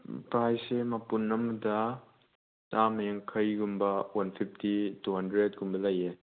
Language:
Manipuri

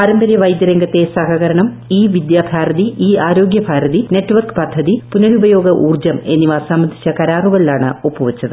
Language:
Malayalam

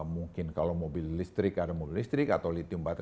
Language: Indonesian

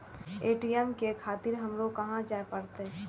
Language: Maithili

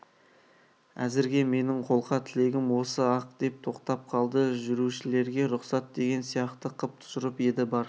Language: Kazakh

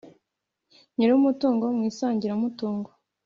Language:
Kinyarwanda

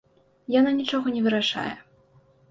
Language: Belarusian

